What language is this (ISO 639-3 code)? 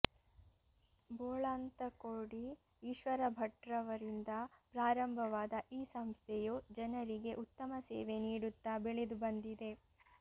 kan